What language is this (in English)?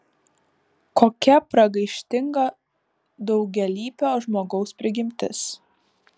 Lithuanian